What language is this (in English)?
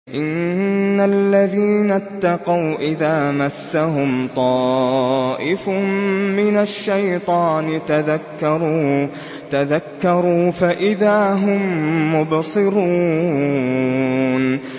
Arabic